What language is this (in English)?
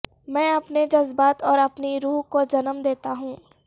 Urdu